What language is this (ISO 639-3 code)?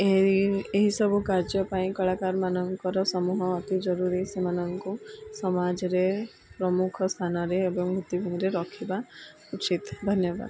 ori